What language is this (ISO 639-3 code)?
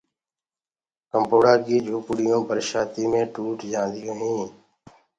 ggg